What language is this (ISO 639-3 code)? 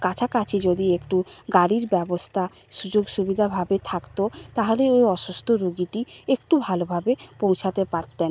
ben